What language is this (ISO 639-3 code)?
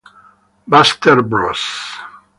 ita